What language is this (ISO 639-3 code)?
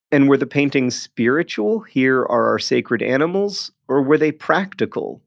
eng